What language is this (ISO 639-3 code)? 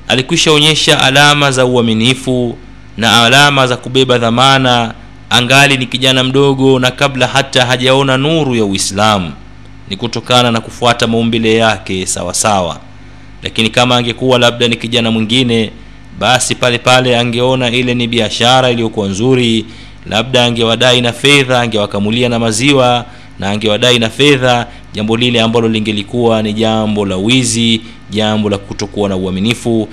swa